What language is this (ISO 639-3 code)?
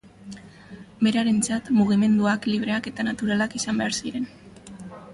eus